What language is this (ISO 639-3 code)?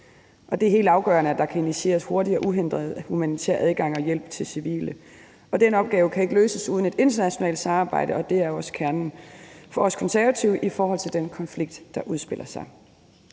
dan